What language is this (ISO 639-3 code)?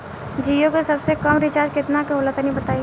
bho